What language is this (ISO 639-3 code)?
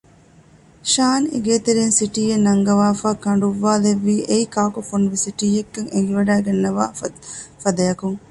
div